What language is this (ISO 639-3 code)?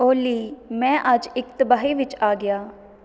pan